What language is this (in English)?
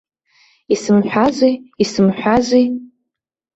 Abkhazian